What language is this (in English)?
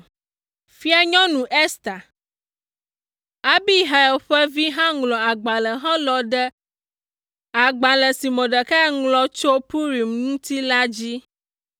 Ewe